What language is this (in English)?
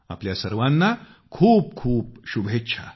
Marathi